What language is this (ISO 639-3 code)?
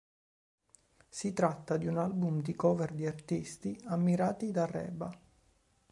ita